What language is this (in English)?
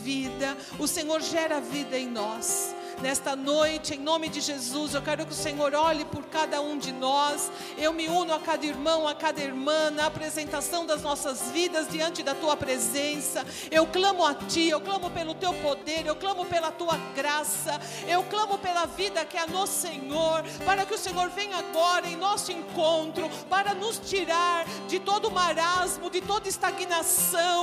Portuguese